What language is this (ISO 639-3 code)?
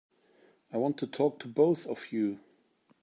eng